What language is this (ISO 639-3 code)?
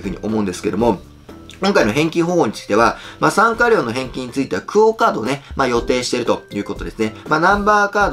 jpn